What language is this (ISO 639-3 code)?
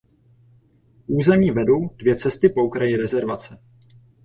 ces